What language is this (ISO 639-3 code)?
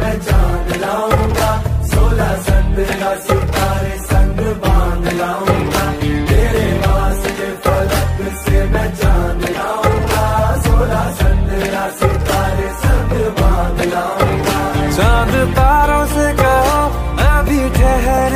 ara